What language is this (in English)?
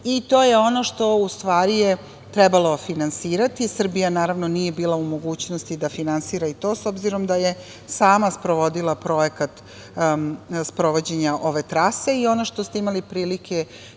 Serbian